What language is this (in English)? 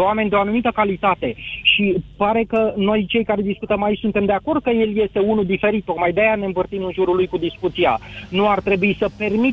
Romanian